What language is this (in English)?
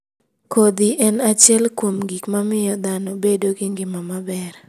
Luo (Kenya and Tanzania)